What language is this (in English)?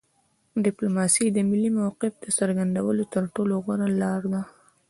Pashto